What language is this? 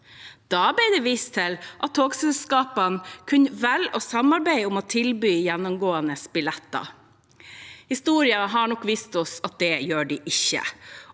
Norwegian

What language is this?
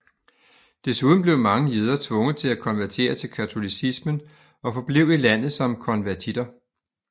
Danish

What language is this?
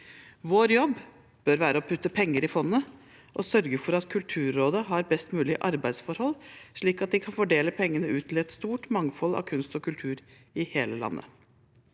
Norwegian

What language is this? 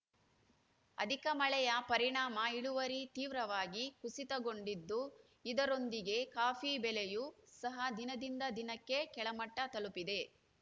Kannada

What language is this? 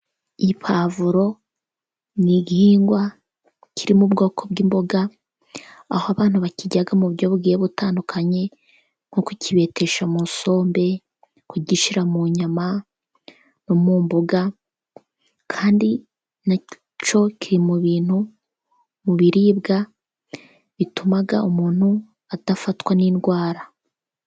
Kinyarwanda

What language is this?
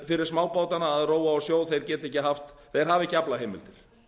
Icelandic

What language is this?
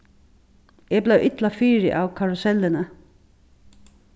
Faroese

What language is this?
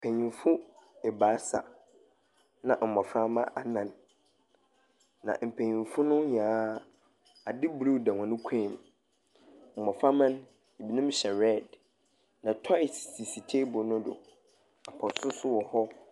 Akan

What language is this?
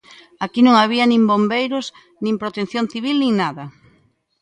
Galician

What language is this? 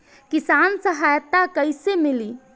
Bhojpuri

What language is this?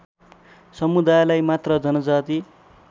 Nepali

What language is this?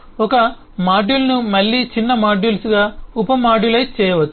Telugu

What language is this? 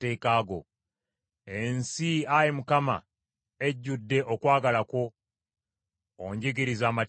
Ganda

